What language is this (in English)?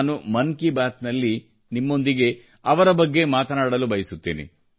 Kannada